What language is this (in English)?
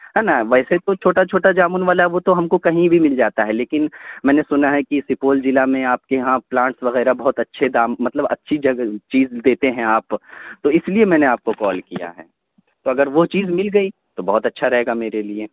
Urdu